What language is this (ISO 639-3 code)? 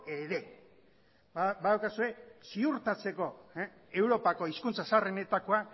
eus